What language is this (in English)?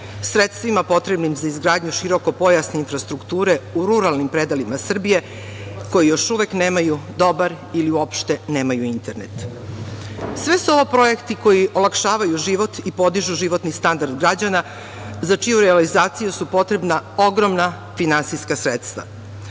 Serbian